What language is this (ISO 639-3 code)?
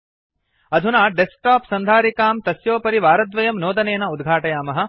san